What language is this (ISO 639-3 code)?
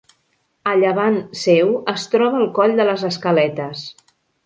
cat